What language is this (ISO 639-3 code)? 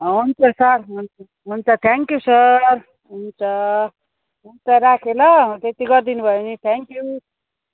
nep